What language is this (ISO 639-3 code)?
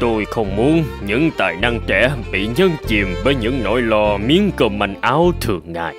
vie